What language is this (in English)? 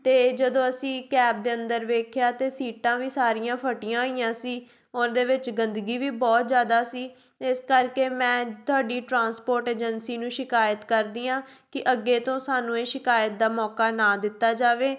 Punjabi